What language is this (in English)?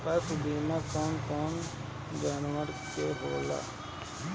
Bhojpuri